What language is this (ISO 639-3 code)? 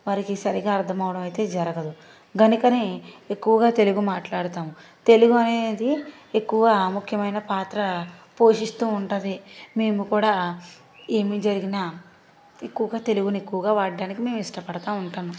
tel